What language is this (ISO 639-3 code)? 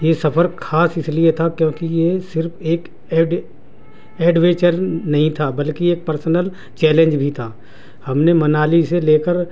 urd